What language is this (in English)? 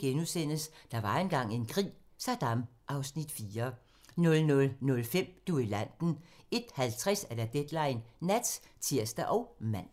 Danish